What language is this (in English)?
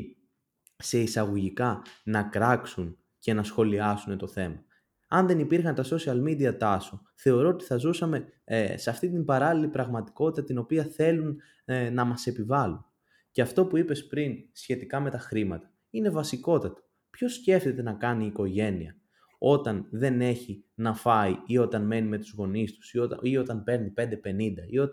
Greek